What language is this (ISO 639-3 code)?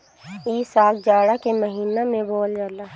bho